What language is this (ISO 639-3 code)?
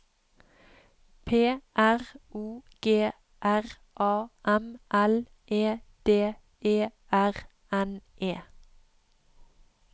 nor